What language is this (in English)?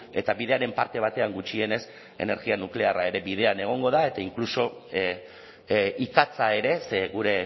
Basque